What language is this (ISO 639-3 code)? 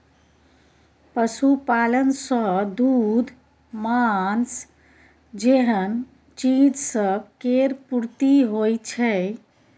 mai